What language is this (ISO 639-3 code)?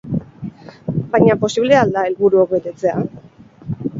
eus